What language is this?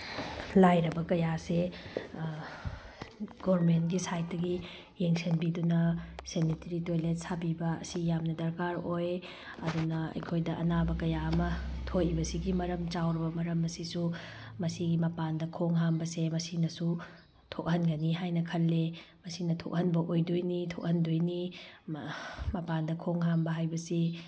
Manipuri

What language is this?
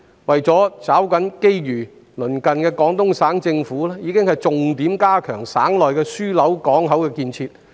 Cantonese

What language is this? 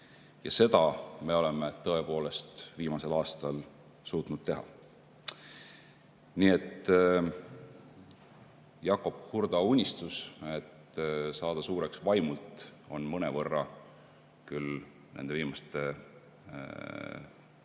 Estonian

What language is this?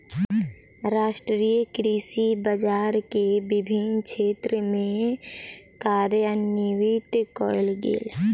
Maithili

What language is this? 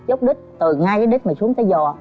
Vietnamese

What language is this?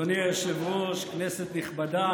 Hebrew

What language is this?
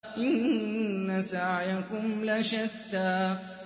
Arabic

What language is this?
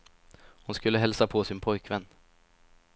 Swedish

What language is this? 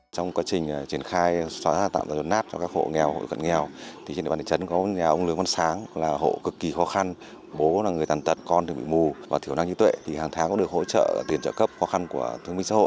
Vietnamese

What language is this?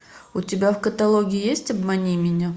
Russian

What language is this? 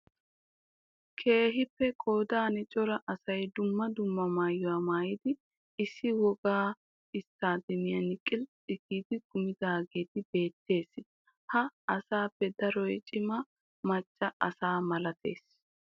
Wolaytta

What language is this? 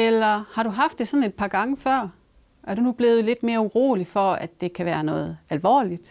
Danish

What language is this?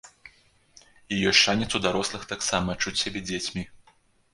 Belarusian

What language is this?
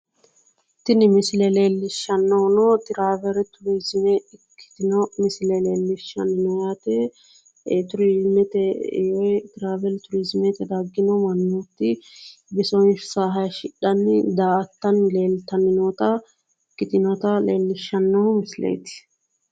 Sidamo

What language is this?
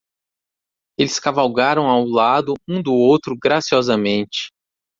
Portuguese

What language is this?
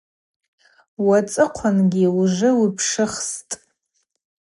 Abaza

